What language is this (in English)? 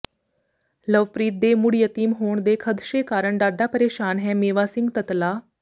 Punjabi